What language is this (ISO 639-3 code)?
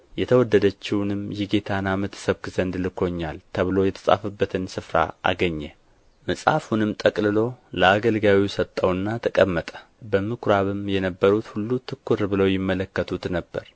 amh